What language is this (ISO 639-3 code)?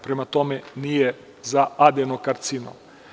srp